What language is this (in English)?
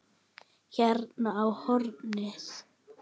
Icelandic